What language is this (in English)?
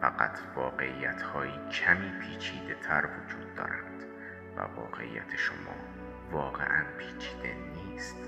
Persian